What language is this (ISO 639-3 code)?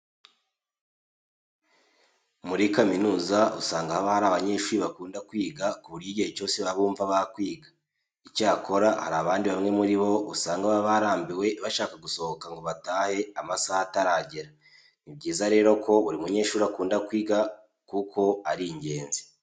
kin